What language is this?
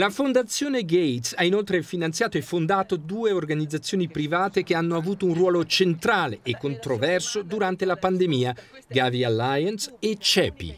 Italian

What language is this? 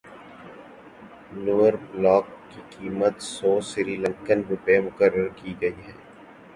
Urdu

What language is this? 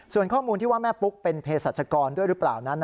Thai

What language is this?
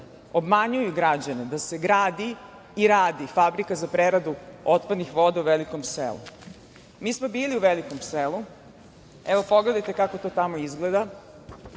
Serbian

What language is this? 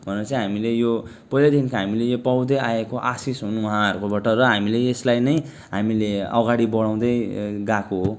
Nepali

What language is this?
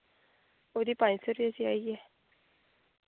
Dogri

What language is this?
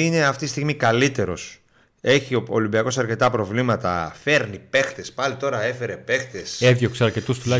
Greek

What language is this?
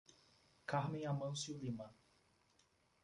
Portuguese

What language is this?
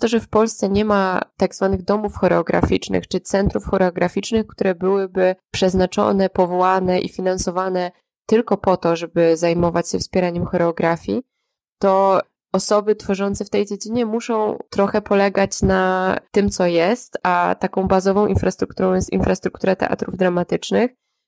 Polish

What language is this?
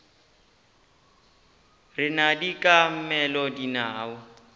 Northern Sotho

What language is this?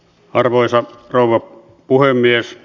Finnish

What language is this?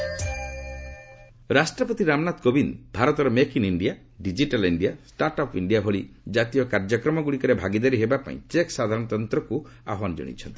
Odia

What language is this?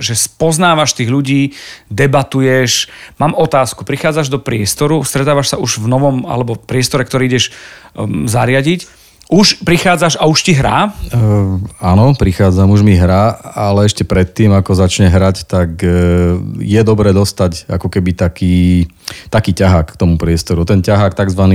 Slovak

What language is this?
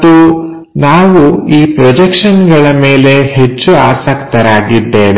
Kannada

